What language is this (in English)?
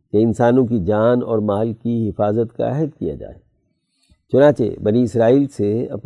Urdu